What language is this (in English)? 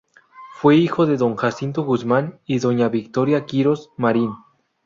Spanish